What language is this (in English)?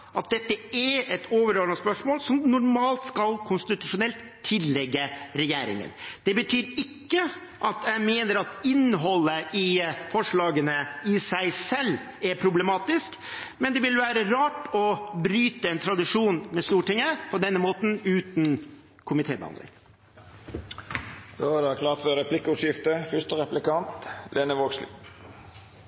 Norwegian